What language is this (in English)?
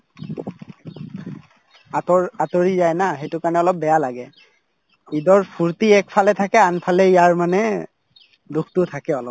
Assamese